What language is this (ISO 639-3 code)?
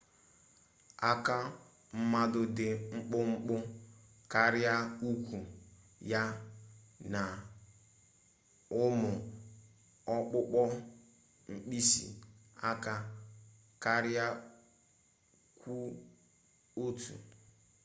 ibo